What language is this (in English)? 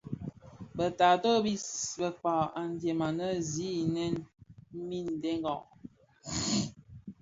Bafia